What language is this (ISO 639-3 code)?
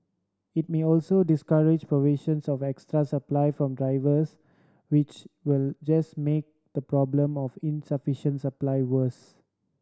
eng